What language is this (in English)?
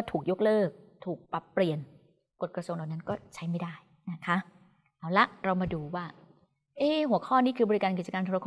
Thai